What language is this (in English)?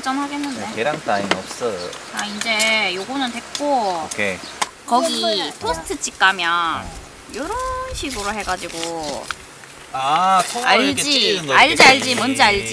Korean